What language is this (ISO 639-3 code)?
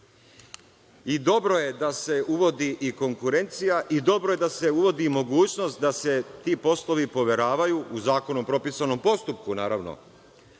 srp